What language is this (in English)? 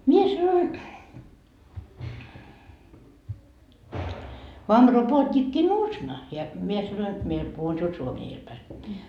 Finnish